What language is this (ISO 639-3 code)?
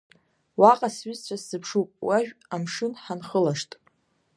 abk